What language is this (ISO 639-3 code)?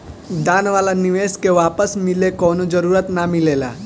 bho